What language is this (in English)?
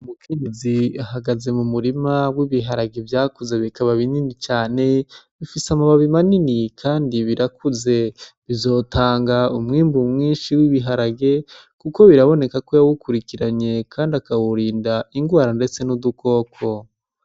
Rundi